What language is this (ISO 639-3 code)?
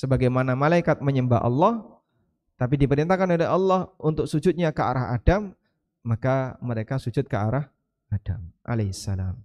ind